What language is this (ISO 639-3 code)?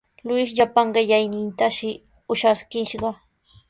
qws